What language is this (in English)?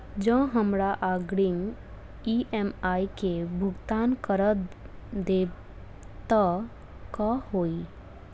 Maithili